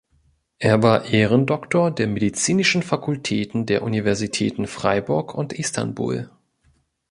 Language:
German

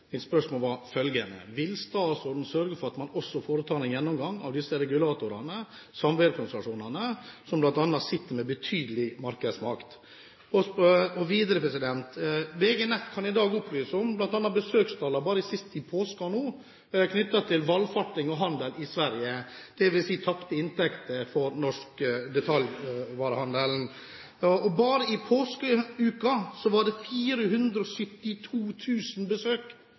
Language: Norwegian Bokmål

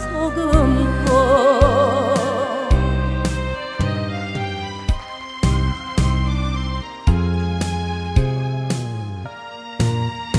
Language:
Arabic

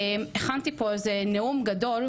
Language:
Hebrew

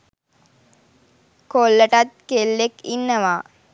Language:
Sinhala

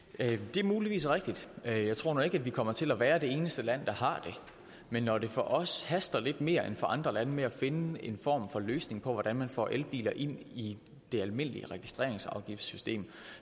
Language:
Danish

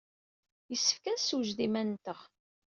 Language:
Kabyle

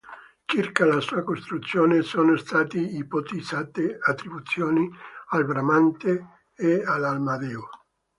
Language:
Italian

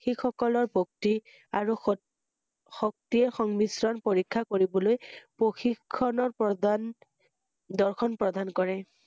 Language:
Assamese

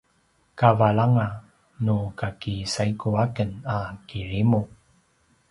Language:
Paiwan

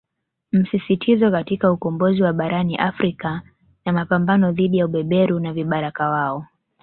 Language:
Swahili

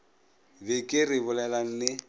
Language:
Northern Sotho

